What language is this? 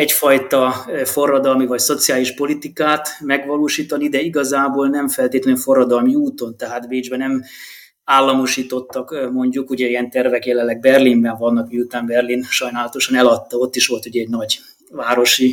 Hungarian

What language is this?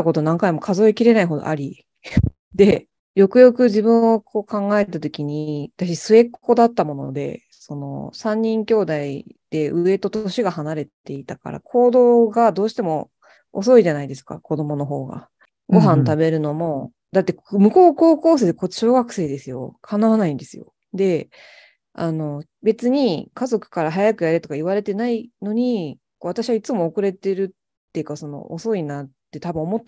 Japanese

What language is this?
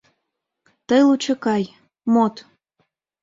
Mari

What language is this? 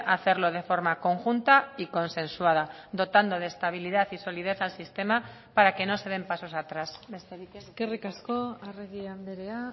Spanish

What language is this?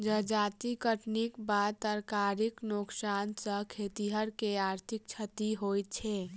Maithili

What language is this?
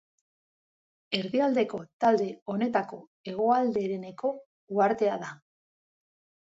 Basque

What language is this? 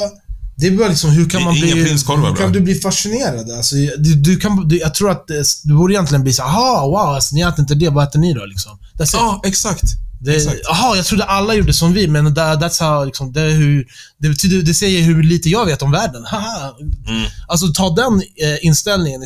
Swedish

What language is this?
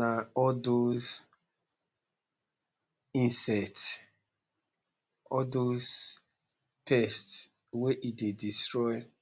Nigerian Pidgin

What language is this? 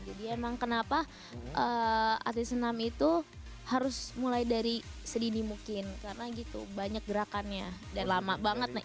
Indonesian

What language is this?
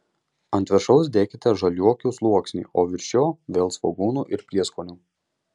Lithuanian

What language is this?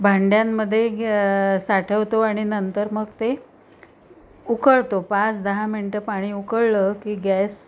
Marathi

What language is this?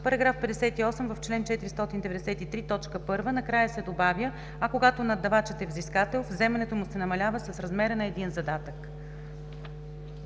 Bulgarian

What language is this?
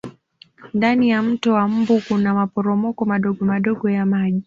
Swahili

